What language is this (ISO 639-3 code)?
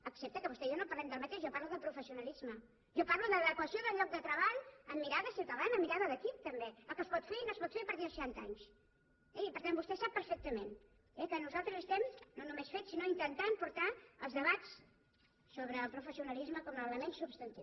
cat